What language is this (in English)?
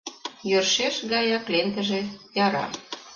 Mari